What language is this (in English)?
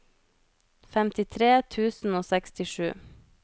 Norwegian